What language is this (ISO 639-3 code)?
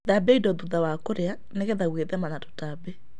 kik